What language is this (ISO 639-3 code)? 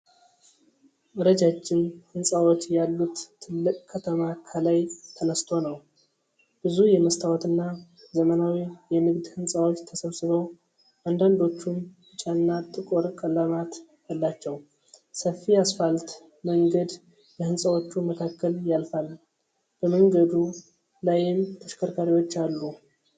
amh